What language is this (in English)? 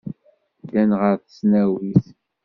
Kabyle